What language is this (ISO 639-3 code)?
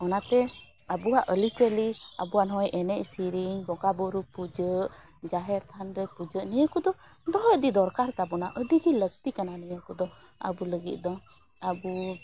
sat